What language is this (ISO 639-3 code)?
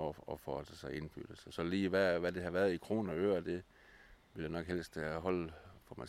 dan